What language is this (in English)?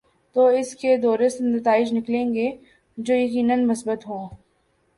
Urdu